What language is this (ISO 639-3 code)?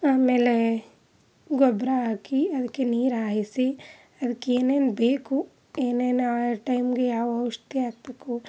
kan